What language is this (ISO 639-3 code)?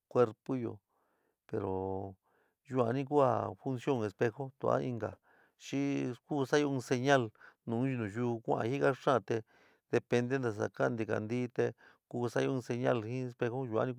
mig